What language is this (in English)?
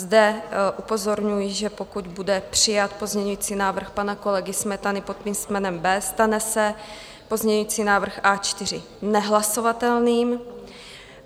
Czech